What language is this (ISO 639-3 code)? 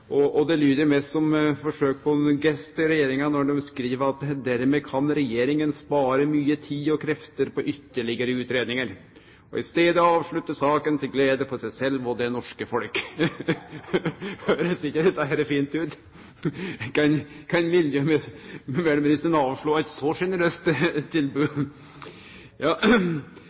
nno